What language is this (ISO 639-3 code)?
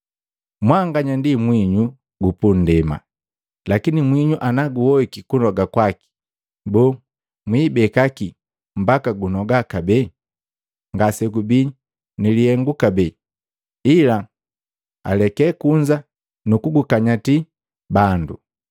mgv